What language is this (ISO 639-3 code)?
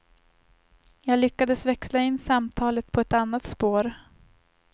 swe